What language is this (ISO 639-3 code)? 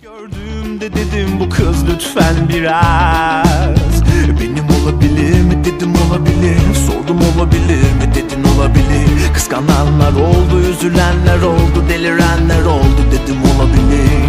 tur